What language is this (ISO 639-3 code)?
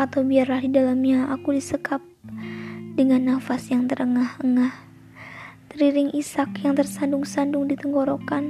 ind